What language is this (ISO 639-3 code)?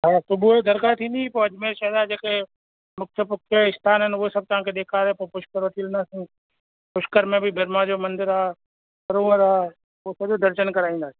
snd